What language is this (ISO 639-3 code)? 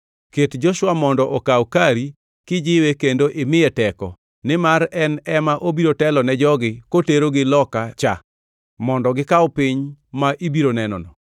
luo